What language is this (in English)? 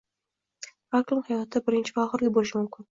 Uzbek